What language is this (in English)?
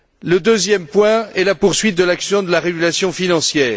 French